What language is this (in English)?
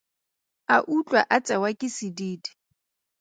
Tswana